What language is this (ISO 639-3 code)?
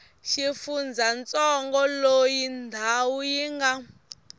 tso